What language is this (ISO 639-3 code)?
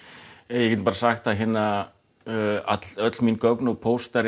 isl